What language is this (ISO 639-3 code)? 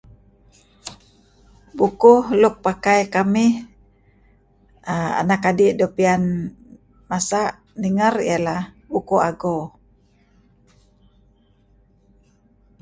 kzi